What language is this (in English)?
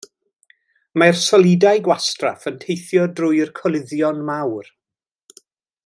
Welsh